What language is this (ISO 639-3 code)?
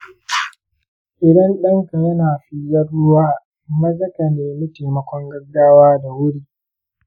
hau